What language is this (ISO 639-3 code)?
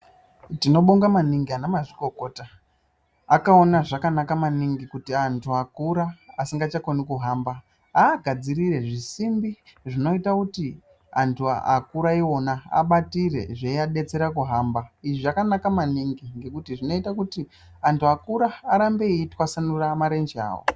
ndc